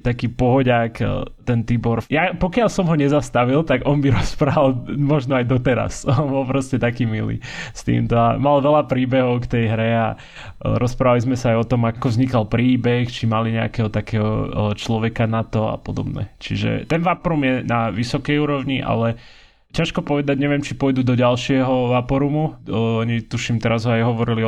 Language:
Slovak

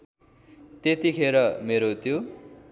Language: Nepali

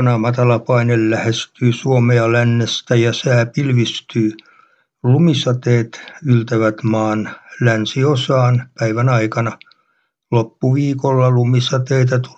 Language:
Finnish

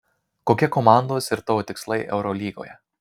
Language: Lithuanian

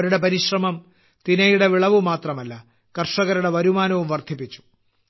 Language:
Malayalam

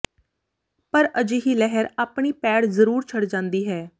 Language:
Punjabi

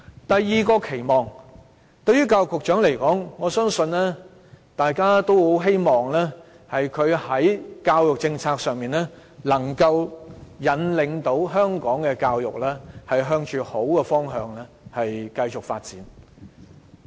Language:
Cantonese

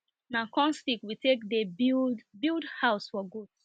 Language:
Nigerian Pidgin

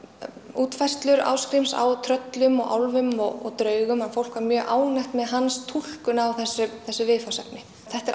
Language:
Icelandic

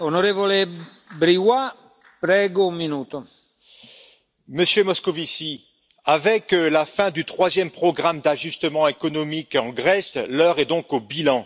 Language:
French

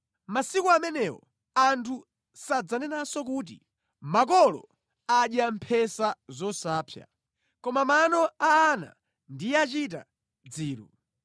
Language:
Nyanja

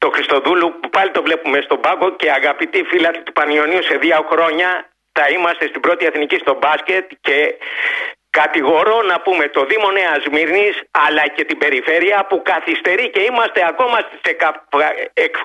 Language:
Greek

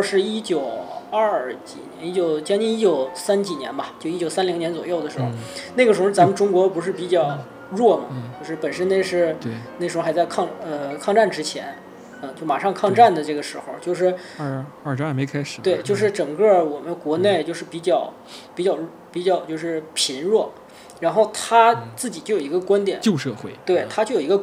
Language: Chinese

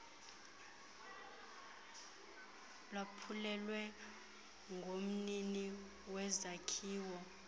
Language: Xhosa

